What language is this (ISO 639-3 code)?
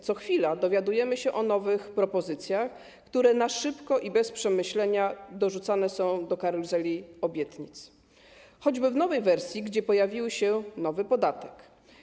pol